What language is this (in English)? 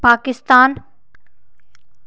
Dogri